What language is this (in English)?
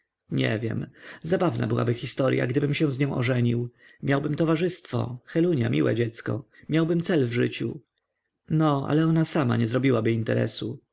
Polish